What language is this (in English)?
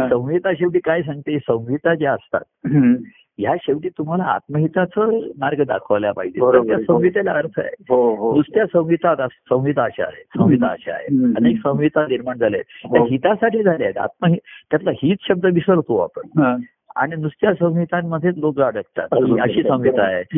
Marathi